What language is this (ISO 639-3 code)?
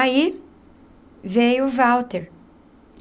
por